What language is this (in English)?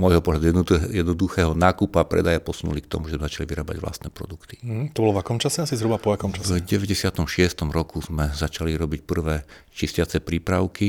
Slovak